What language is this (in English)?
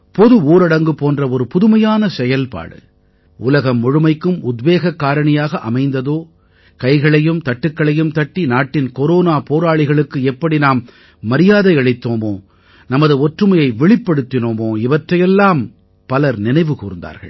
Tamil